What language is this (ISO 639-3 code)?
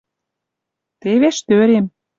mrj